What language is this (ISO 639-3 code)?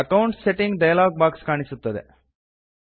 kan